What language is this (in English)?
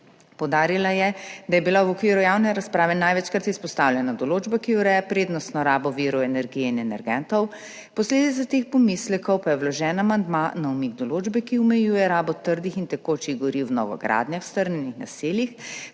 Slovenian